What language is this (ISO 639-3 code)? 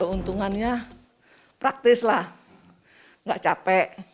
ind